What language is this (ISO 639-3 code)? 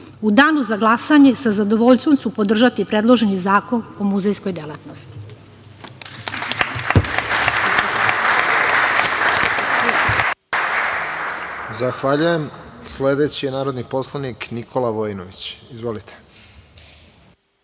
srp